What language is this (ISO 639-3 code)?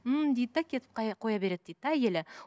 kaz